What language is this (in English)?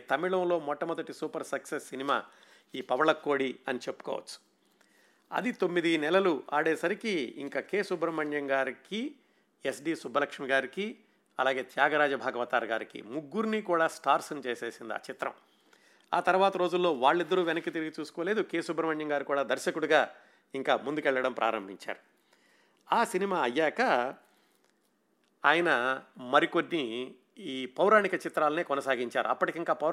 Telugu